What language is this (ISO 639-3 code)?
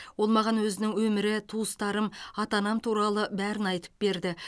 kaz